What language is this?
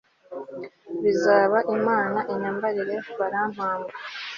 Kinyarwanda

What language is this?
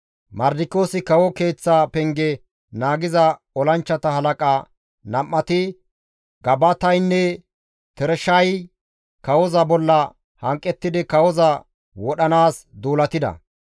Gamo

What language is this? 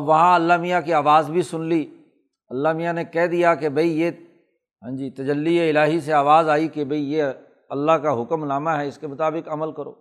Urdu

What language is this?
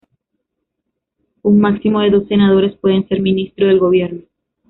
Spanish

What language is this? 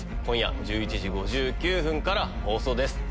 Japanese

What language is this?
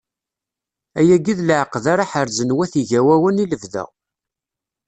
Kabyle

